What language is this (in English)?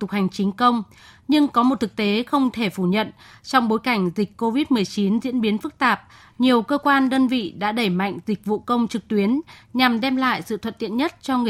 Vietnamese